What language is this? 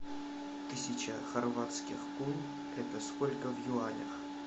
Russian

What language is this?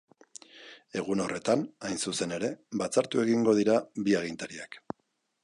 Basque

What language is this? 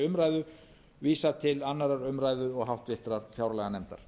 Icelandic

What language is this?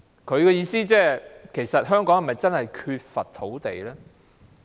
Cantonese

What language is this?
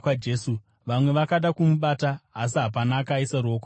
Shona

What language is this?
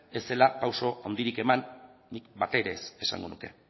Basque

